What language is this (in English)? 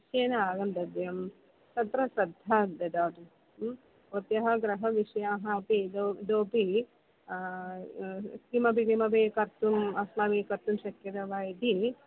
Sanskrit